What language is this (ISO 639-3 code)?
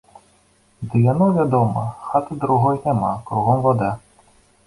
bel